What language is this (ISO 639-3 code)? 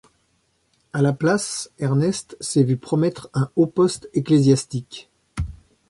fra